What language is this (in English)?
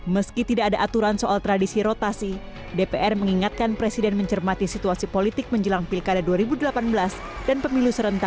Indonesian